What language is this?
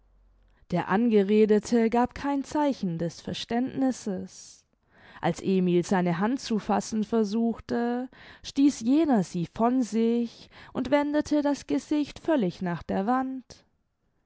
German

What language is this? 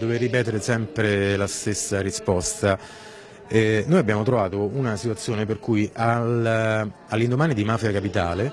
Italian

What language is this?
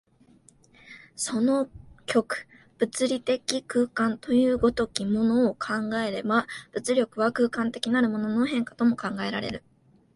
Japanese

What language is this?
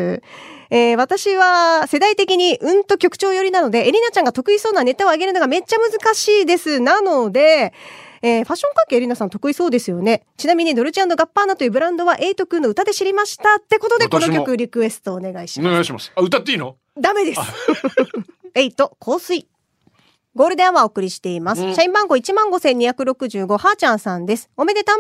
Japanese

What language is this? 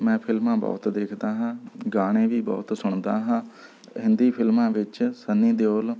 Punjabi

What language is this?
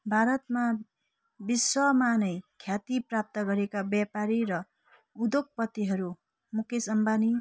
Nepali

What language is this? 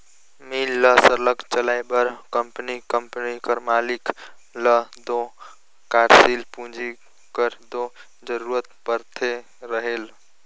Chhattisgarhi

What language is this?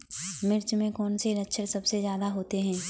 Hindi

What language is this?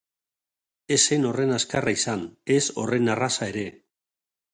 Basque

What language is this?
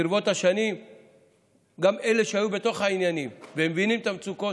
Hebrew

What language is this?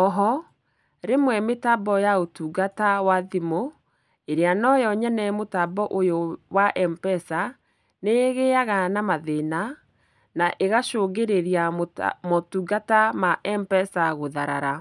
Kikuyu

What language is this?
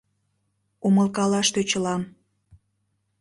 Mari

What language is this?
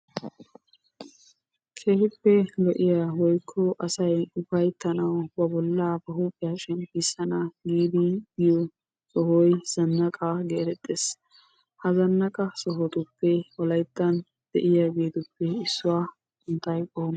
Wolaytta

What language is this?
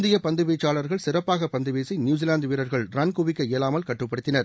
Tamil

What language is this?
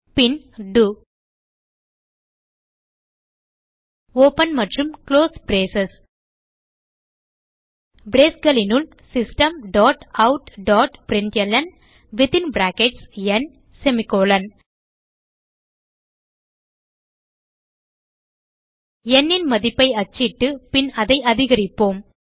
Tamil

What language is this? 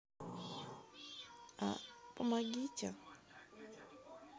Russian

